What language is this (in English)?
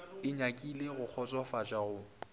Northern Sotho